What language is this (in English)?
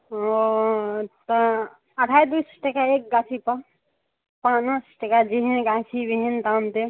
Maithili